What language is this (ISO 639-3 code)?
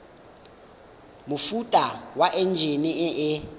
tsn